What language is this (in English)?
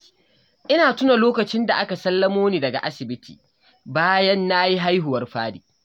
Hausa